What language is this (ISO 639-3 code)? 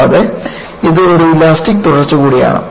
mal